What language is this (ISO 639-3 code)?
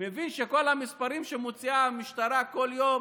heb